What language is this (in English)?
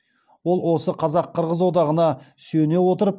Kazakh